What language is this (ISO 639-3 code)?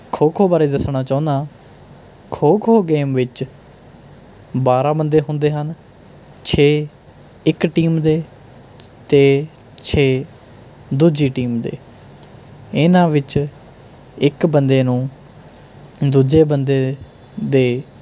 pan